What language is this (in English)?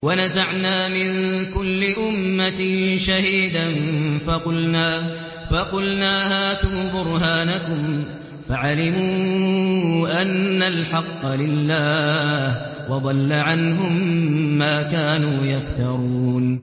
Arabic